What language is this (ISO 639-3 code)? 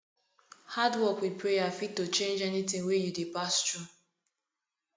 pcm